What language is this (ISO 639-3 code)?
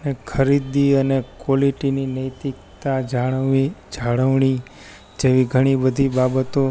guj